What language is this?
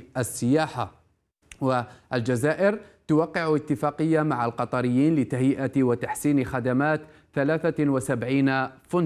Arabic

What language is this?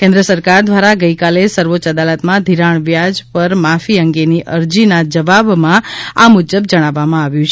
Gujarati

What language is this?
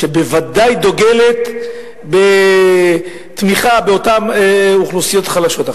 Hebrew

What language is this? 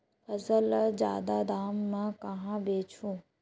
Chhattisgarhi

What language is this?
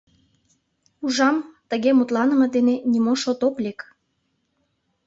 Mari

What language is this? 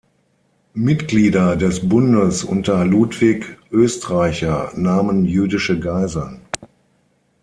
German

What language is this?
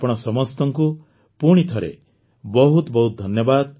Odia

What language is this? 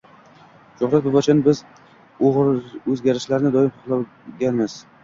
Uzbek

